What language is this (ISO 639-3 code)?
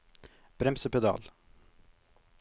nor